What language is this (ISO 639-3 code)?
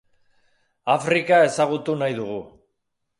eus